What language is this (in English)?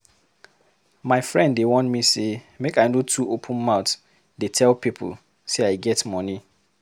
Nigerian Pidgin